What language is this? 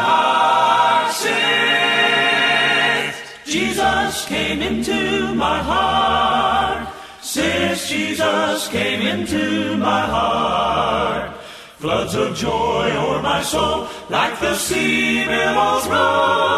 Filipino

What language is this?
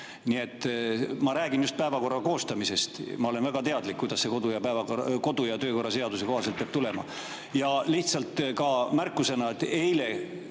Estonian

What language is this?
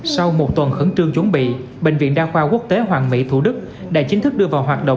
Vietnamese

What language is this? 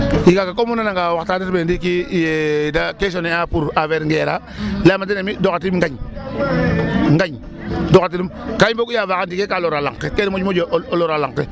Serer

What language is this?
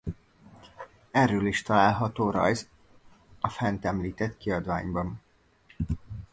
Hungarian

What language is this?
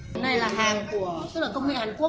Vietnamese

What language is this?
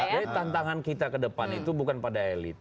Indonesian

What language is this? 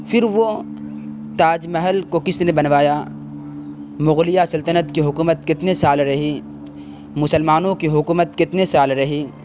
Urdu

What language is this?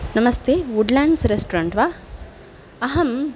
Sanskrit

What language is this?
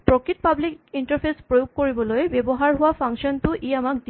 Assamese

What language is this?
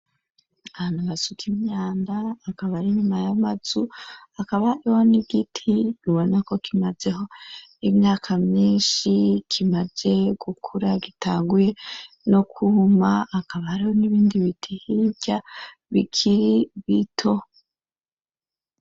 Rundi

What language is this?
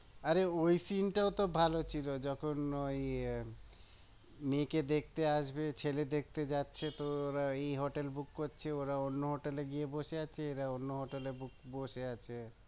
Bangla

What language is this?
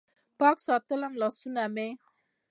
Pashto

